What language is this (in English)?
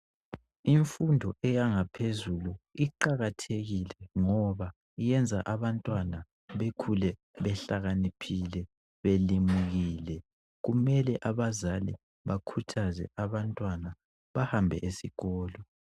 North Ndebele